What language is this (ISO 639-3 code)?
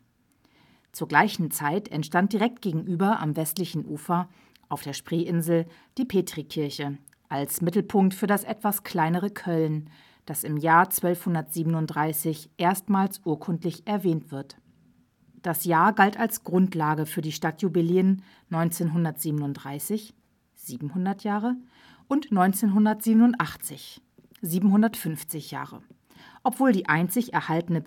deu